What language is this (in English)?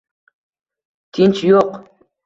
Uzbek